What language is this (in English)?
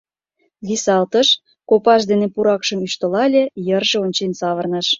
Mari